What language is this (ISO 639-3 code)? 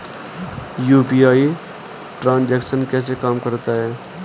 hin